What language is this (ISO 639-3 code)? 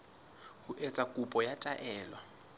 sot